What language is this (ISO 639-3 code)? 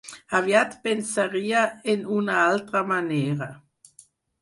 cat